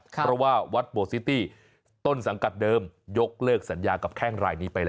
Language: Thai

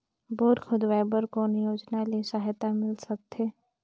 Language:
Chhattisgarhi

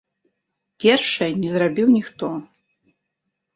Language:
Belarusian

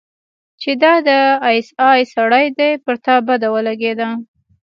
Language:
Pashto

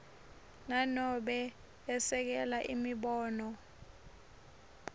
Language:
Swati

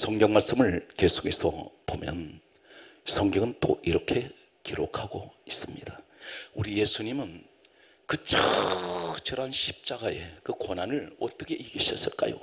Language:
Korean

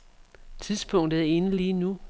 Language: Danish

